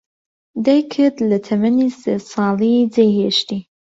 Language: Central Kurdish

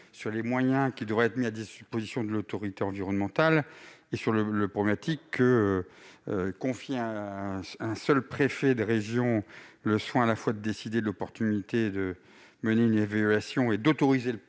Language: French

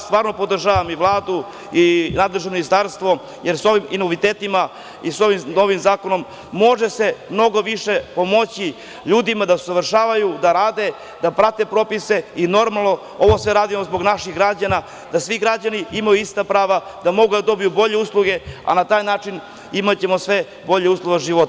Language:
Serbian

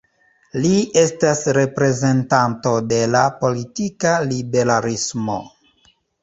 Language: Esperanto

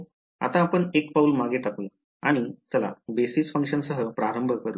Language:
Marathi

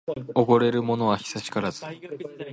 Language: Japanese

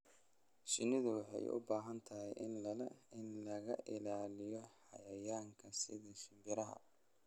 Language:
Somali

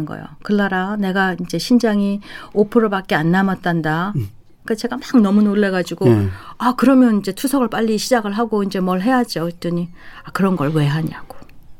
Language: Korean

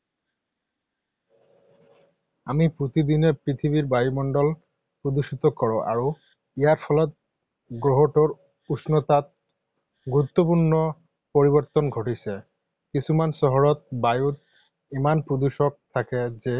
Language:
Assamese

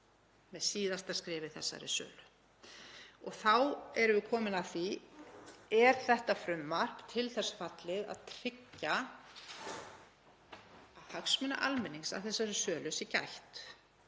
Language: Icelandic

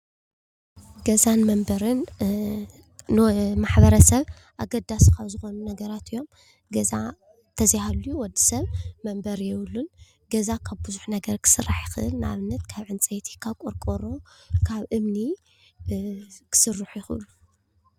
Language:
Tigrinya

